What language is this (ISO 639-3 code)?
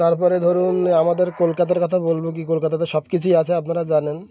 ben